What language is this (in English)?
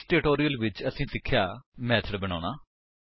Punjabi